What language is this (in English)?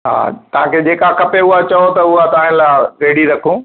Sindhi